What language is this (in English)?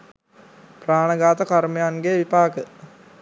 Sinhala